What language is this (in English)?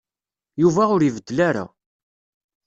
Kabyle